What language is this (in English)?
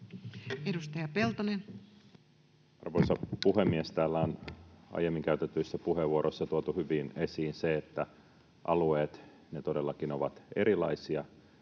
Finnish